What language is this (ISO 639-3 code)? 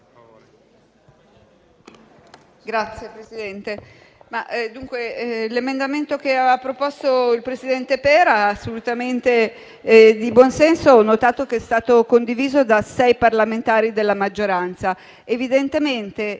ita